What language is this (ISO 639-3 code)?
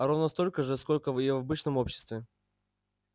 rus